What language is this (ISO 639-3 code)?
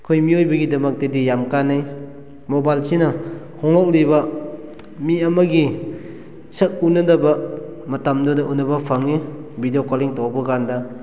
mni